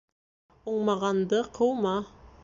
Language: Bashkir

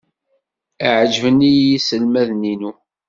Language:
Kabyle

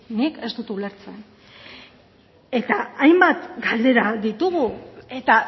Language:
Basque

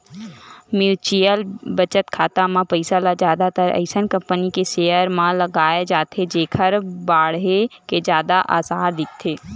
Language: Chhattisgarhi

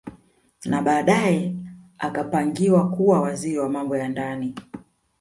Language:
Swahili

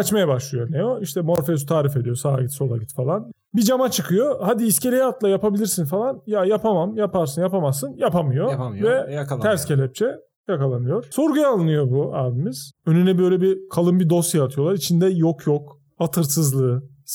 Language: Turkish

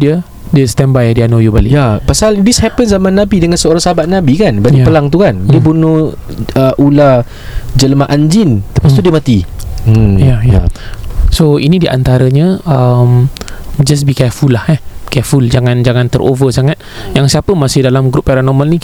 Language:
Malay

